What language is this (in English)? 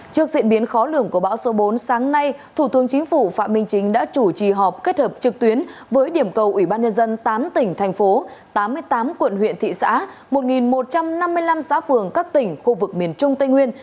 Vietnamese